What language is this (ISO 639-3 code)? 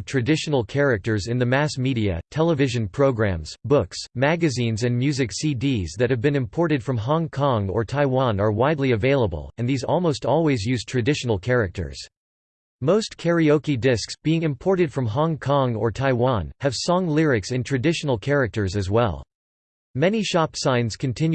eng